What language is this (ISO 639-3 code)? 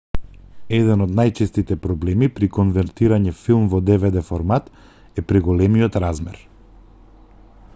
mkd